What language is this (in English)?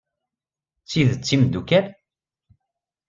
Kabyle